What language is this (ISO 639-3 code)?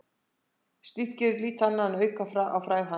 isl